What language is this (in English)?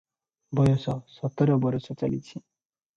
Odia